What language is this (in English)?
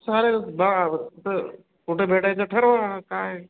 Marathi